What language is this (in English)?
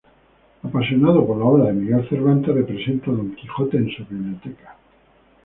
Spanish